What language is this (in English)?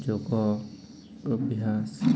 Odia